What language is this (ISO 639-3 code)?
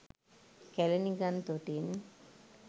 sin